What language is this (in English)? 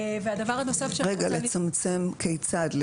Hebrew